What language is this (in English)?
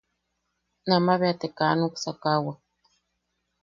Yaqui